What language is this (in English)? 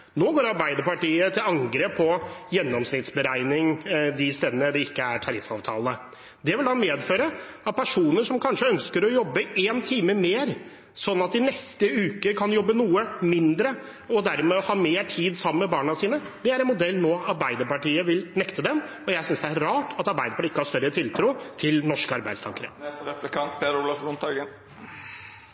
Norwegian Bokmål